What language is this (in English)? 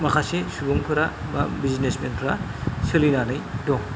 Bodo